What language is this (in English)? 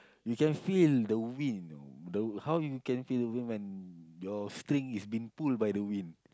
English